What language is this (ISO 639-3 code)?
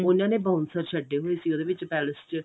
pan